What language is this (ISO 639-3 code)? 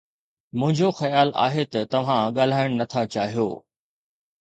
snd